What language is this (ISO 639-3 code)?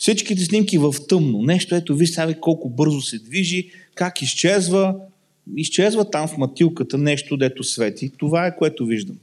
bul